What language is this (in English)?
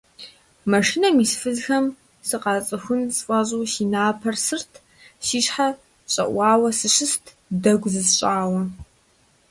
Kabardian